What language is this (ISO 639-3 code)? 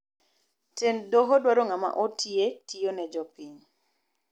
luo